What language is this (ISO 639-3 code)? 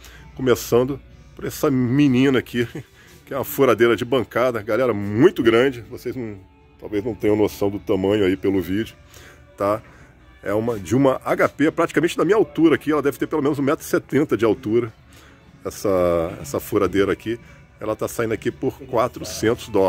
por